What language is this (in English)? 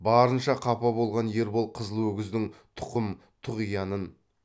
Kazakh